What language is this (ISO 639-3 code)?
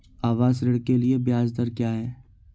hin